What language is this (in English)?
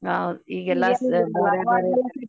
Kannada